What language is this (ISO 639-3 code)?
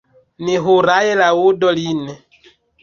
epo